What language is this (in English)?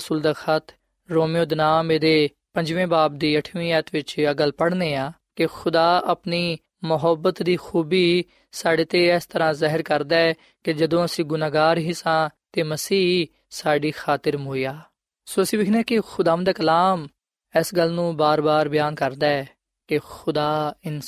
Punjabi